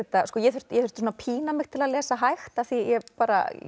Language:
Icelandic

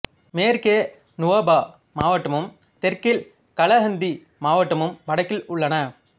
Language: Tamil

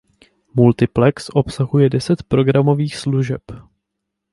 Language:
Czech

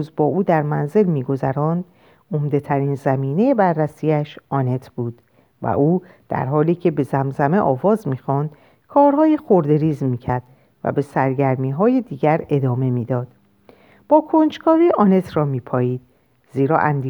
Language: Persian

